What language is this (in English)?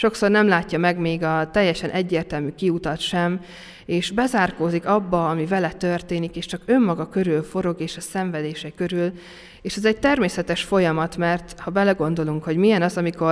Hungarian